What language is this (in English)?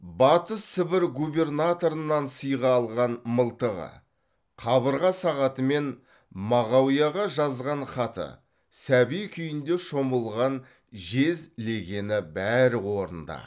Kazakh